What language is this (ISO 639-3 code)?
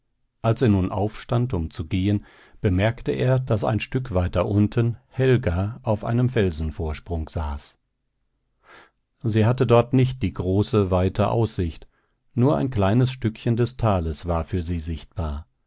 deu